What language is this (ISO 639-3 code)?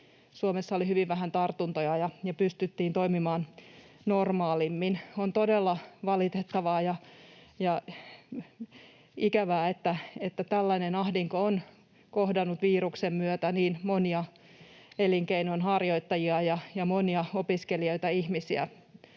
fin